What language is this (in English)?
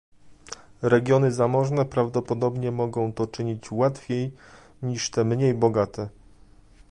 Polish